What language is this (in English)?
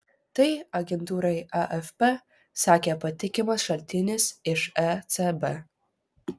Lithuanian